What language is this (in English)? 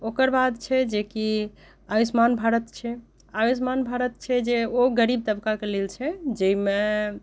Maithili